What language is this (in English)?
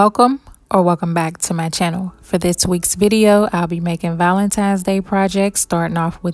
English